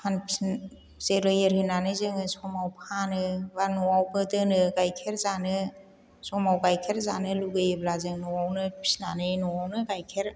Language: Bodo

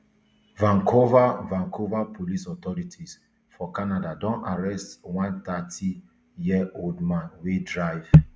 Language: Nigerian Pidgin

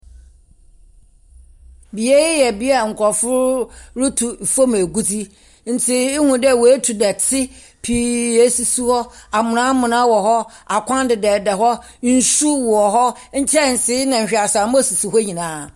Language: Akan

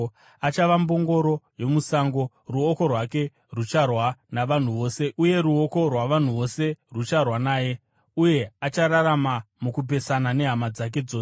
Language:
Shona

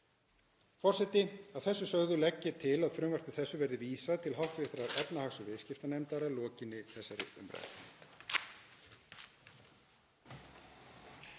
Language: Icelandic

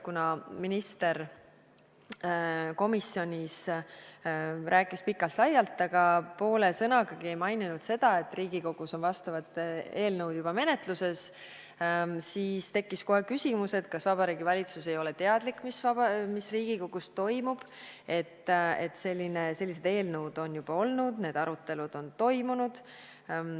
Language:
Estonian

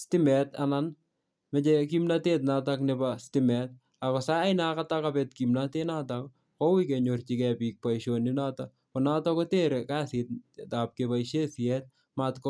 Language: Kalenjin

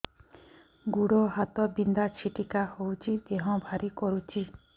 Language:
Odia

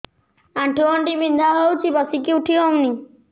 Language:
Odia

